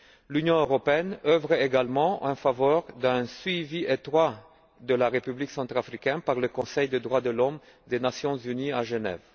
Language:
French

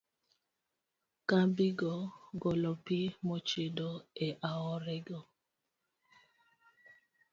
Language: Luo (Kenya and Tanzania)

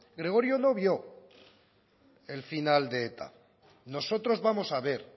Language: Spanish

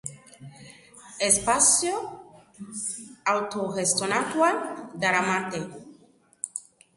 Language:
Basque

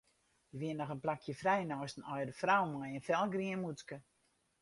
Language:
Western Frisian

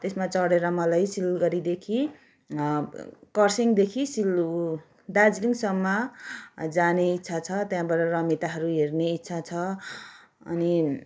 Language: Nepali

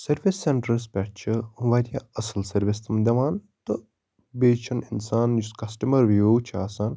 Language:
Kashmiri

